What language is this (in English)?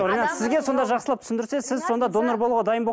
Kazakh